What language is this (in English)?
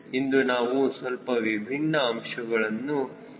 Kannada